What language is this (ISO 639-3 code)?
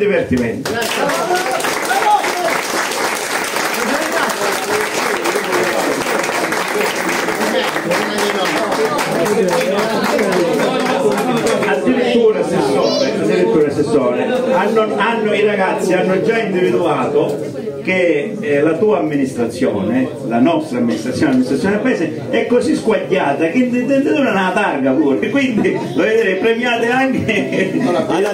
ita